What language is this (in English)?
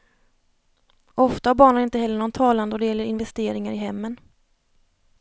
Swedish